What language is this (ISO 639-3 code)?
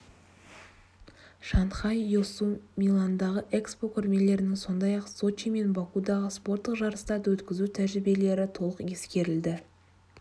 kaz